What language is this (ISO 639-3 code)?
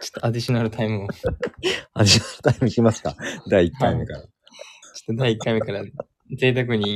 jpn